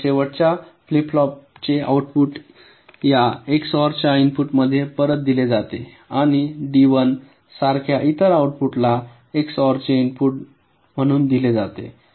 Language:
Marathi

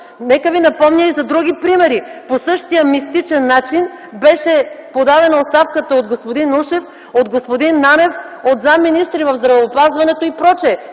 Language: Bulgarian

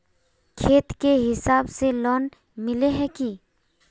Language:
Magahi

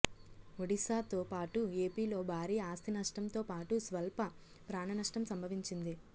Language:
Telugu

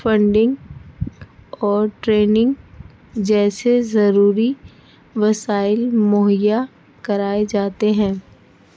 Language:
Urdu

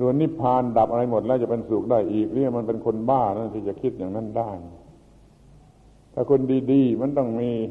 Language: Thai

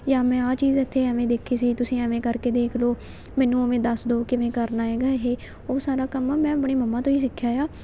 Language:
Punjabi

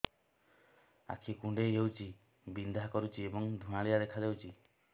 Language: Odia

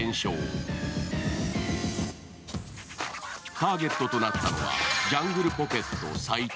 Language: Japanese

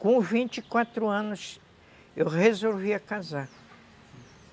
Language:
Portuguese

